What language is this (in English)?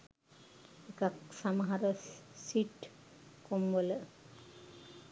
Sinhala